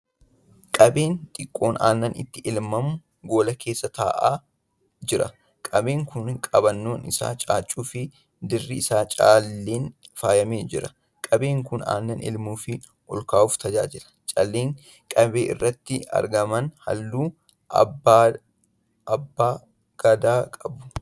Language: Oromo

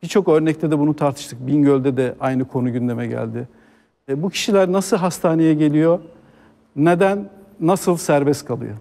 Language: Turkish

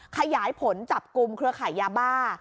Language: Thai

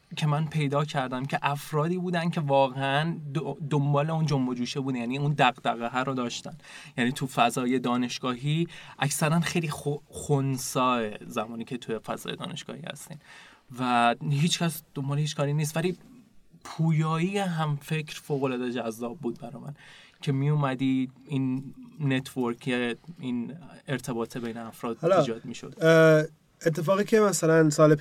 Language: Persian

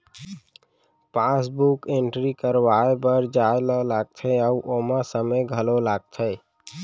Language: Chhattisgarhi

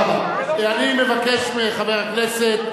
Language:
Hebrew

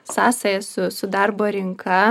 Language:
Lithuanian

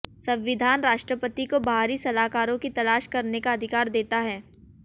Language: Hindi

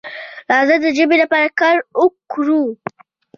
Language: Pashto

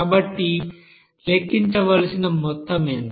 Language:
Telugu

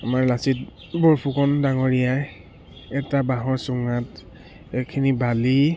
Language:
Assamese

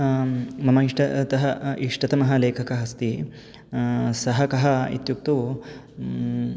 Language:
Sanskrit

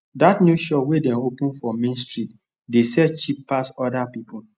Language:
Nigerian Pidgin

